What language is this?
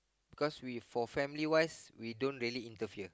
English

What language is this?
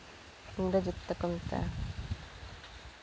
Santali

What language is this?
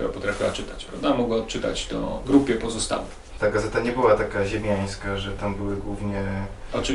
Polish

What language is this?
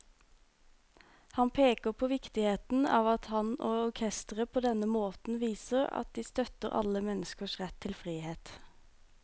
Norwegian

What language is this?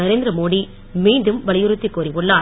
Tamil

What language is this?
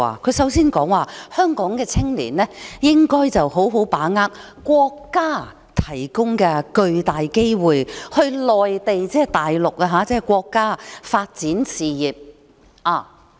Cantonese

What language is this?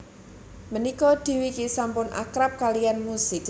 Javanese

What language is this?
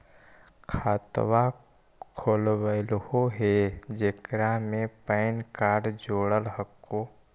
Magahi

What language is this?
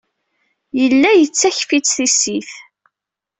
Kabyle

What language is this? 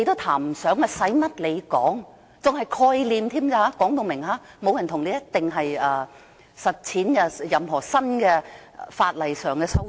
Cantonese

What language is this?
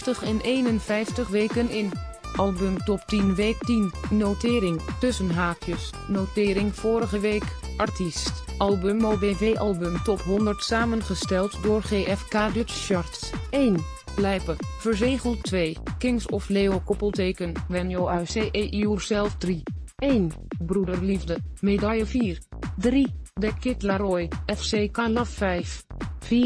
Dutch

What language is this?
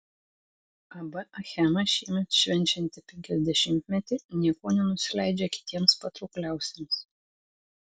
Lithuanian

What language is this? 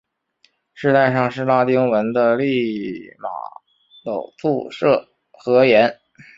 Chinese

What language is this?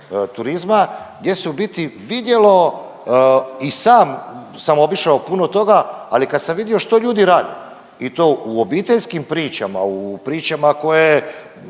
Croatian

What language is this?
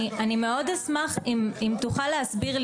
Hebrew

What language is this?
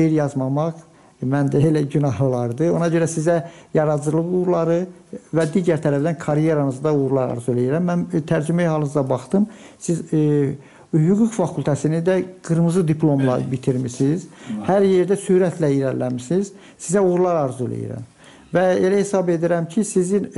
Turkish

